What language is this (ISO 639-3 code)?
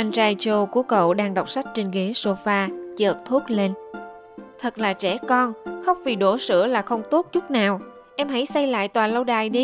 vie